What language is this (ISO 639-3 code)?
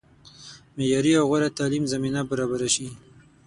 pus